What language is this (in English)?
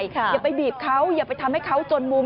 Thai